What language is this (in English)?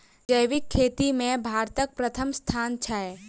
Maithili